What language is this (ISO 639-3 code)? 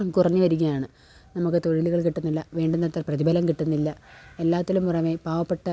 mal